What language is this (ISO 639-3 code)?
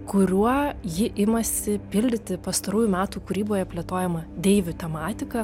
lit